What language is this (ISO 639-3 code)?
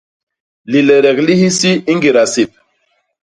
bas